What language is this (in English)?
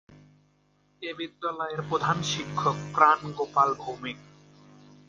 Bangla